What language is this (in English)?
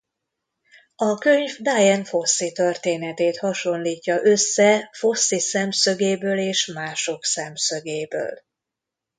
Hungarian